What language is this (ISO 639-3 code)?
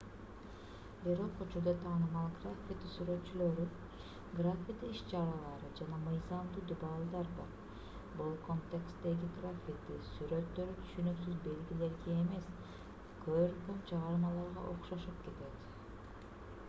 kir